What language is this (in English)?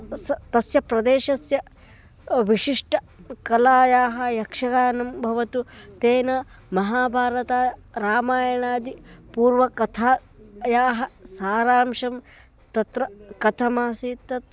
Sanskrit